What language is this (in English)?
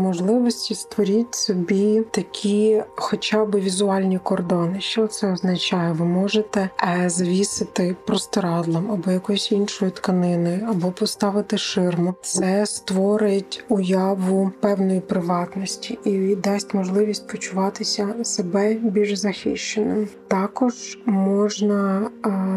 Ukrainian